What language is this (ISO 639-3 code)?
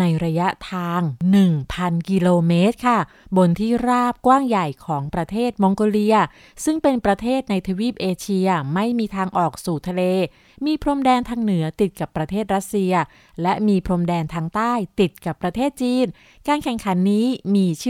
tha